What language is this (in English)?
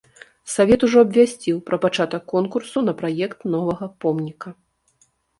Belarusian